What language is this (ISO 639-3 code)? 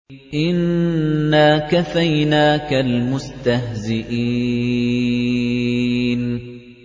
ara